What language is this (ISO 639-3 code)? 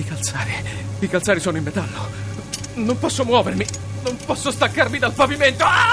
ita